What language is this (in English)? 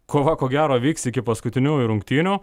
Lithuanian